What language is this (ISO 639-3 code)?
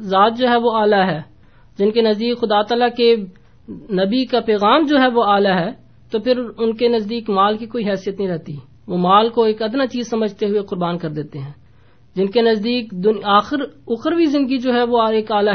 urd